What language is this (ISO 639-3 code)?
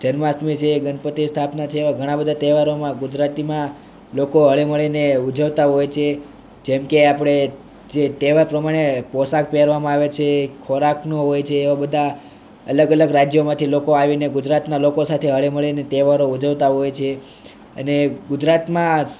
guj